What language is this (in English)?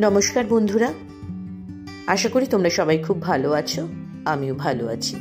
Italian